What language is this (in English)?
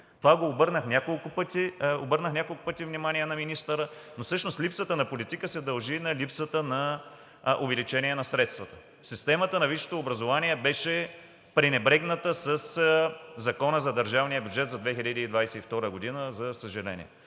Bulgarian